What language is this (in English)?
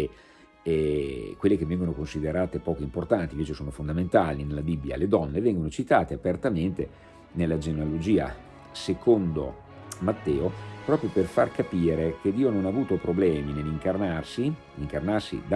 Italian